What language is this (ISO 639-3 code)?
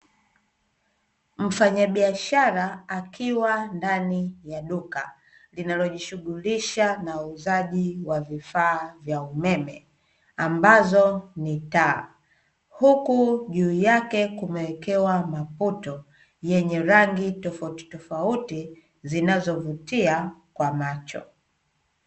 swa